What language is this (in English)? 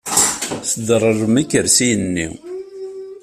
Kabyle